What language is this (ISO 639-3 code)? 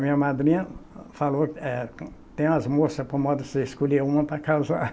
por